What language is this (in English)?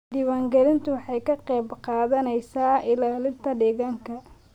Somali